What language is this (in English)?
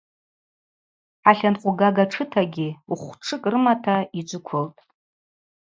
Abaza